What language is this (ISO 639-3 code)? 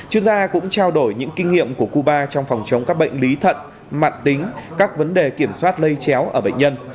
vie